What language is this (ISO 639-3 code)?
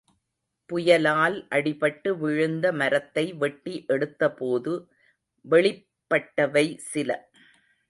tam